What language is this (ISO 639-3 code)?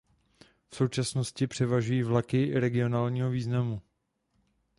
ces